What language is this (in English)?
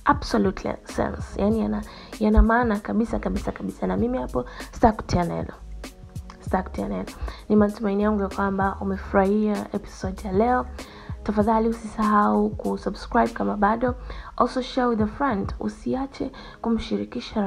Swahili